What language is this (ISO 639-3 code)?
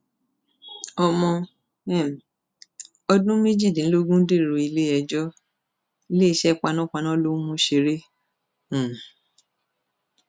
yor